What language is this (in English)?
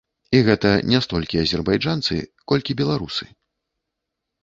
Belarusian